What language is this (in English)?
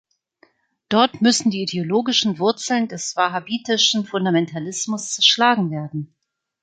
German